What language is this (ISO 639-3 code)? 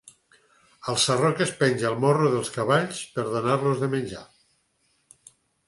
cat